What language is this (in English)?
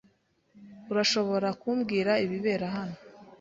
Kinyarwanda